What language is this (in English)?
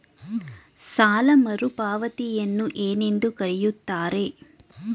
Kannada